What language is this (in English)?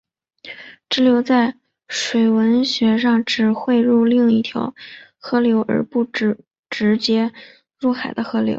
Chinese